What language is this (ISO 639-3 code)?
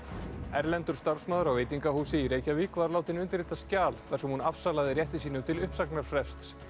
isl